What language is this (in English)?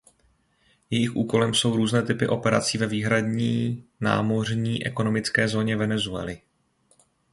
Czech